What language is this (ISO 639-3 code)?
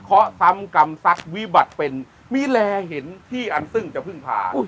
tha